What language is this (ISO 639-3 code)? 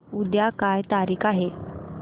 mar